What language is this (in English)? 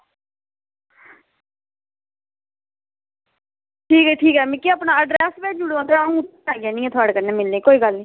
Dogri